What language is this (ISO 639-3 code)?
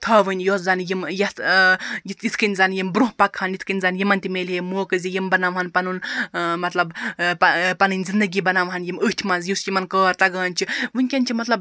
kas